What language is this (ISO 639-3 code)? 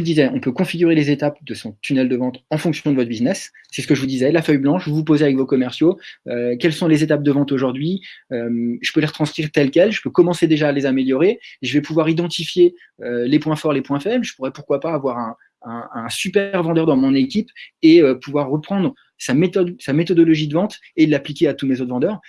fra